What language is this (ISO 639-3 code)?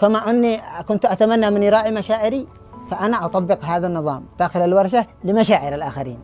ara